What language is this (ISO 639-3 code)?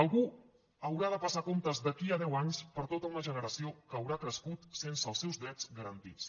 cat